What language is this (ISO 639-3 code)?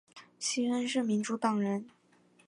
zho